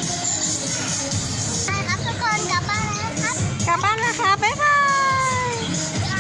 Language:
Thai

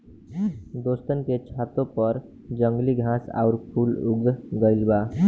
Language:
Bhojpuri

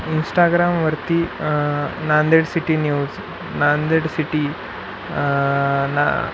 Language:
Marathi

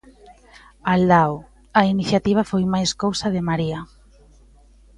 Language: Galician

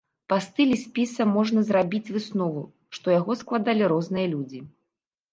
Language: Belarusian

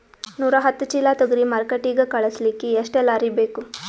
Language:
Kannada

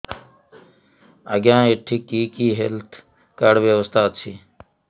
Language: Odia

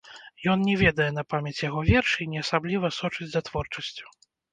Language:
Belarusian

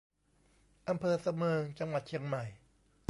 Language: Thai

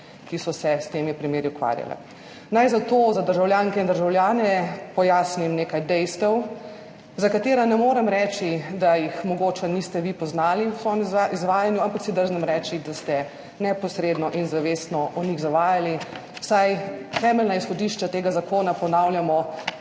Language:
Slovenian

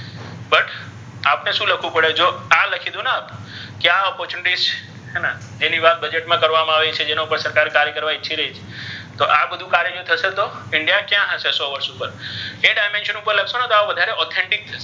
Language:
Gujarati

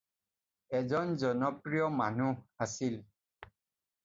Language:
Assamese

